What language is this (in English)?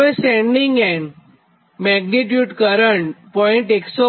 Gujarati